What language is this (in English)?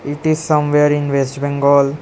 English